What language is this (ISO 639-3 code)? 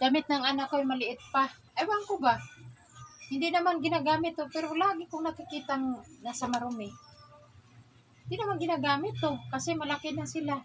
fil